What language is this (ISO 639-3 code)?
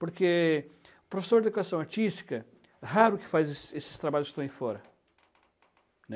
por